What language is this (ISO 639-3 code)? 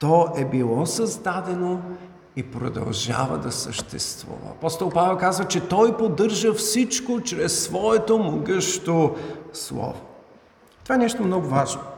bul